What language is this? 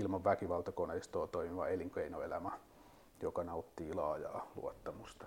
Finnish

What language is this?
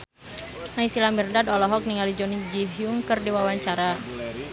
Sundanese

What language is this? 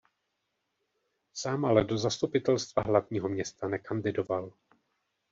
Czech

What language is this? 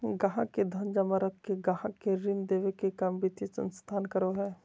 Magahi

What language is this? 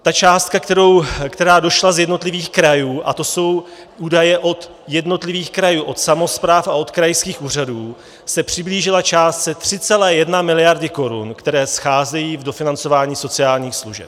Czech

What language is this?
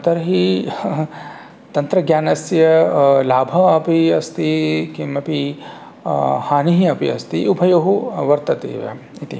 Sanskrit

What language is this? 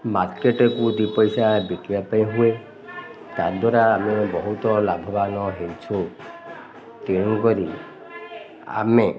Odia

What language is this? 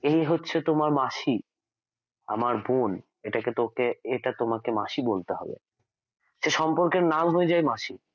Bangla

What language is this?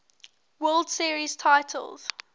English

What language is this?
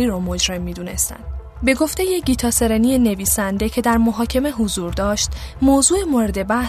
Persian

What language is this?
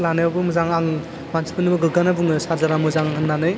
Bodo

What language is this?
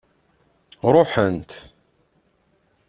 Kabyle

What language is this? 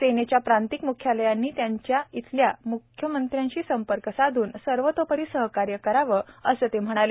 Marathi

